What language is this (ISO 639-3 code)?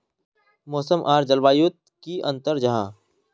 mag